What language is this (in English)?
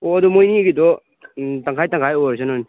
Manipuri